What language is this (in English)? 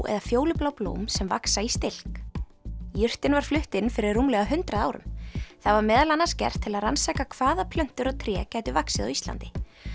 Icelandic